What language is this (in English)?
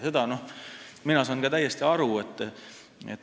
Estonian